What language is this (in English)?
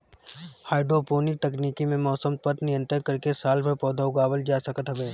Bhojpuri